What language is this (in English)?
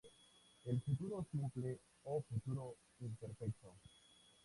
Spanish